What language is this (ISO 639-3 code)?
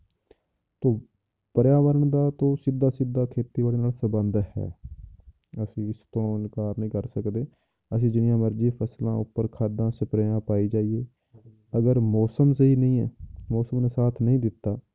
pan